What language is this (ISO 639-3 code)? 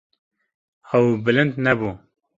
kur